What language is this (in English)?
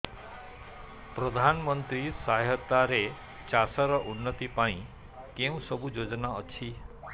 Odia